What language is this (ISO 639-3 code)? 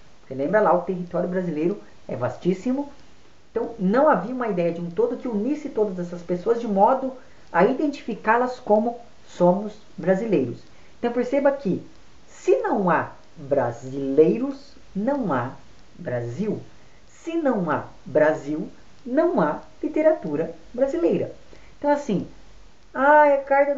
por